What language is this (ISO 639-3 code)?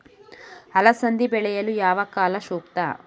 kan